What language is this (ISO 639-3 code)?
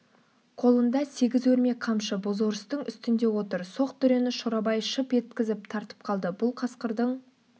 kaz